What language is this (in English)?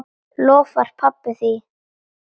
Icelandic